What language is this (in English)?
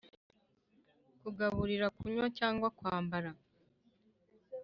Kinyarwanda